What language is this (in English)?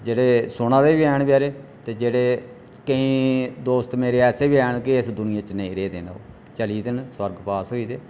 Dogri